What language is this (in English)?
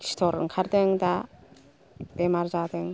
Bodo